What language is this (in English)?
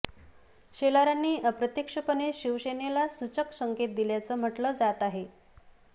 Marathi